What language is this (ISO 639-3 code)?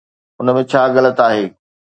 snd